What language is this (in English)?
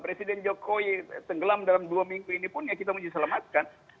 Indonesian